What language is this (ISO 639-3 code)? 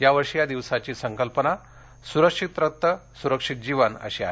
mar